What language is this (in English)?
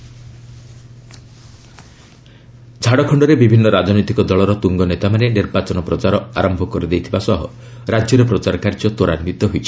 Odia